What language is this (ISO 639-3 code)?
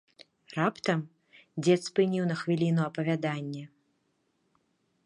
bel